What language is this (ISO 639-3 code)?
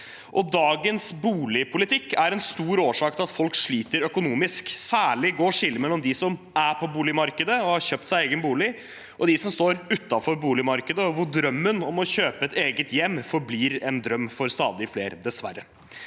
nor